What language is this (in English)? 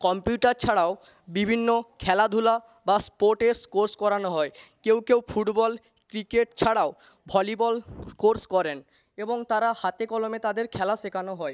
Bangla